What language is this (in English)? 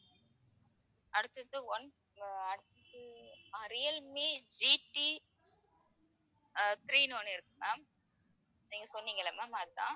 Tamil